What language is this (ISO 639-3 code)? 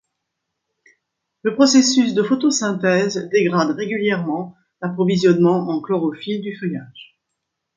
fra